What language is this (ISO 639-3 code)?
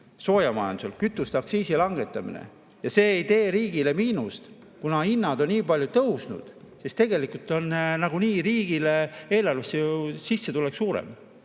est